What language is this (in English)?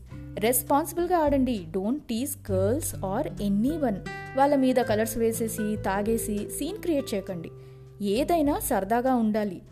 Telugu